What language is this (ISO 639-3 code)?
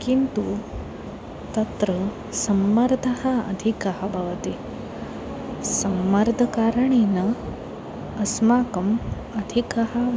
san